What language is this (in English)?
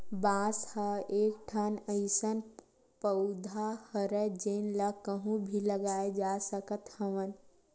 Chhattisgarhi